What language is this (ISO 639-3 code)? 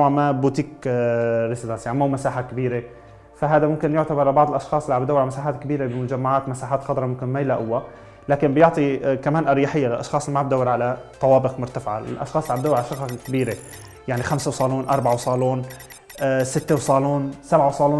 ara